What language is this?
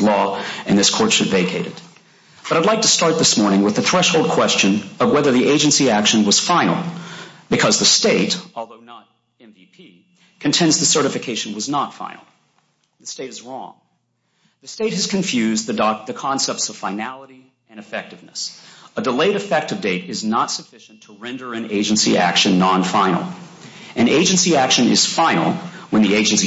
English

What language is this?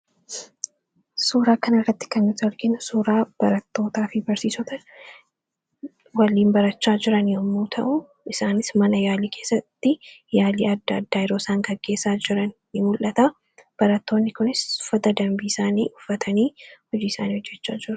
Oromo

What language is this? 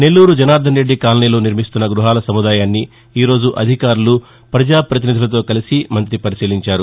Telugu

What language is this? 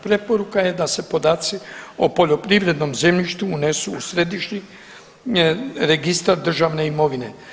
Croatian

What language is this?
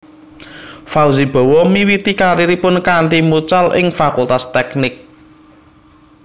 Javanese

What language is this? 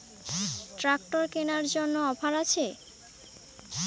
Bangla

